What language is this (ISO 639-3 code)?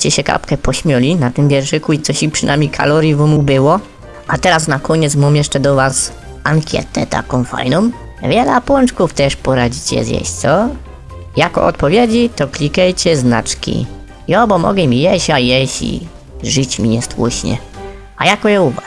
pol